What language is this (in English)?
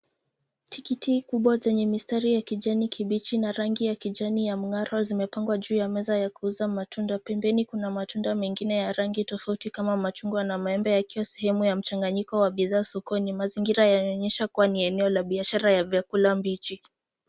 Swahili